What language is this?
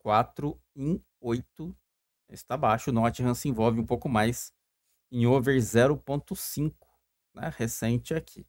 Portuguese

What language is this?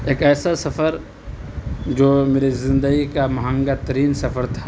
Urdu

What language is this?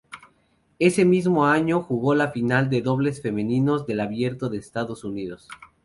Spanish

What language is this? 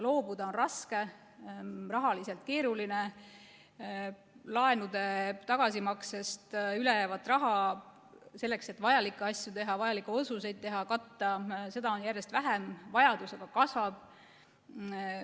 Estonian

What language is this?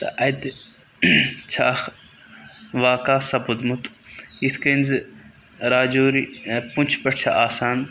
Kashmiri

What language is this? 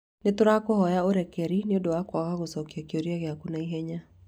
Kikuyu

